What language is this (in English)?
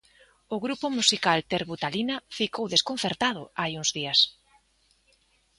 Galician